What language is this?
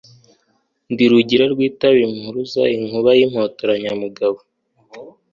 Kinyarwanda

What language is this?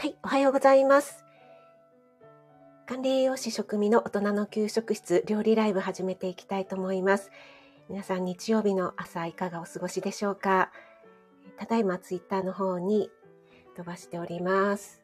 Japanese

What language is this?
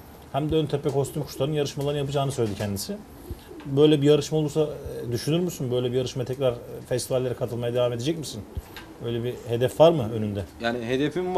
Turkish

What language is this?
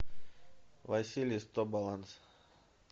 Russian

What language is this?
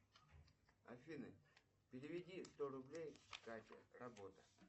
Russian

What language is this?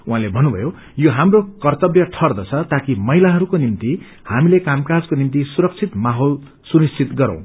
Nepali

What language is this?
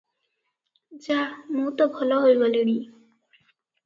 Odia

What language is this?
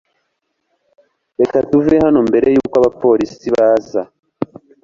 Kinyarwanda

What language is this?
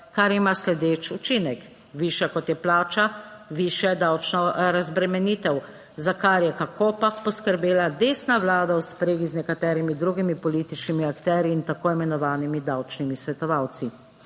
Slovenian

